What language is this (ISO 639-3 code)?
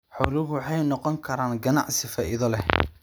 som